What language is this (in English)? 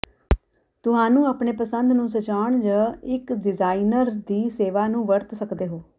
Punjabi